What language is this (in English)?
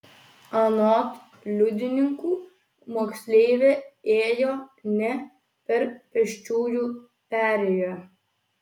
Lithuanian